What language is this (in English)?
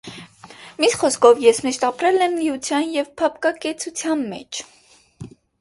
Armenian